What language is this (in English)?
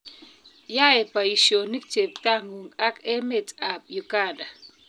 Kalenjin